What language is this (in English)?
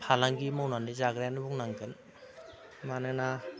Bodo